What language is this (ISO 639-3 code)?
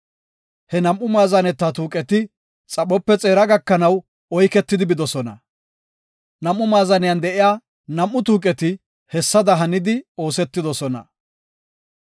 gof